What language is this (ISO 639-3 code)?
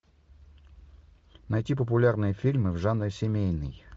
rus